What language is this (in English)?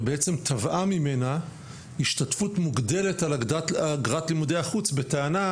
Hebrew